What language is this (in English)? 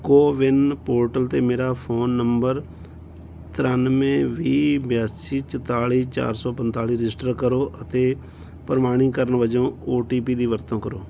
Punjabi